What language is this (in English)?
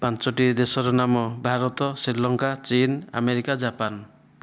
Odia